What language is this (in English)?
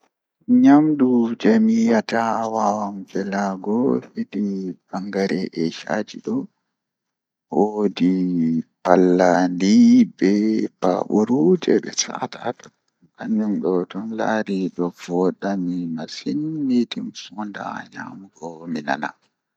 Fula